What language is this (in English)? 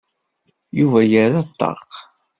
Kabyle